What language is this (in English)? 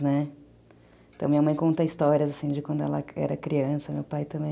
Portuguese